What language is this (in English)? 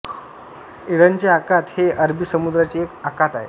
Marathi